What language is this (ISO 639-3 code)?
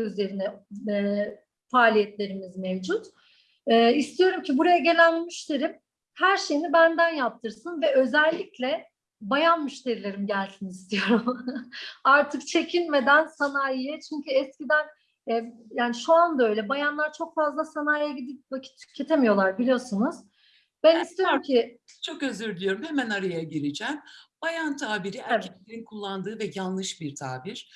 tur